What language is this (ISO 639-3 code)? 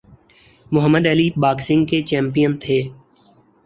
urd